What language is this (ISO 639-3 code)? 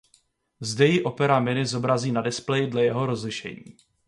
ces